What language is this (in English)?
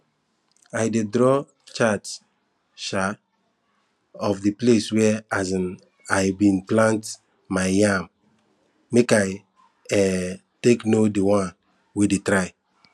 Nigerian Pidgin